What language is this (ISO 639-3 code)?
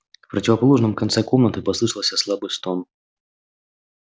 rus